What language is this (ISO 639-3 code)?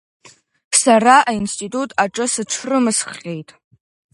abk